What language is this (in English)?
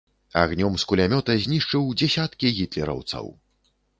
Belarusian